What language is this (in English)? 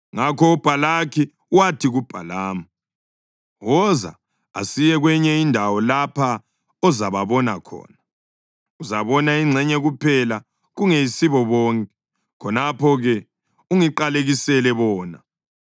North Ndebele